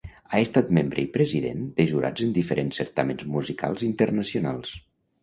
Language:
Catalan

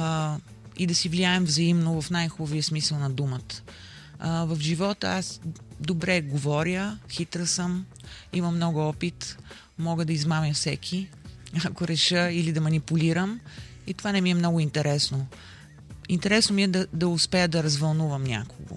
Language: Bulgarian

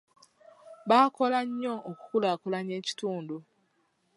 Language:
Ganda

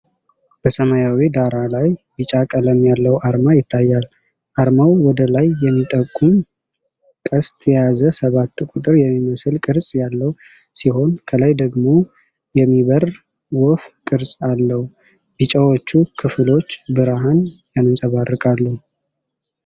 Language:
Amharic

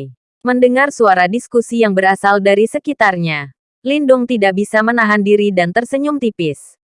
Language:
Indonesian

